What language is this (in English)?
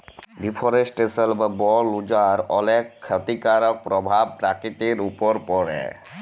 Bangla